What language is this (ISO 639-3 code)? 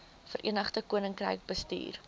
afr